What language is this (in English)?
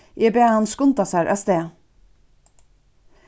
Faroese